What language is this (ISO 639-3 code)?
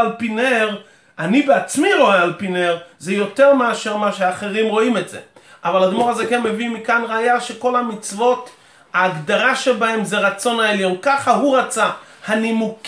heb